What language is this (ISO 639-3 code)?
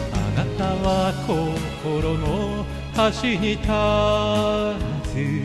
jpn